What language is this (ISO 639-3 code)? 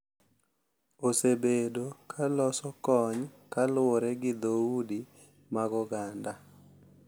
luo